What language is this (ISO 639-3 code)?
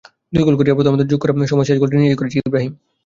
ben